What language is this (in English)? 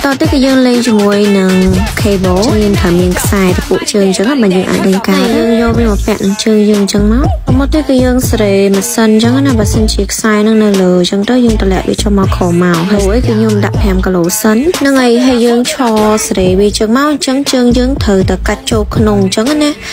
Vietnamese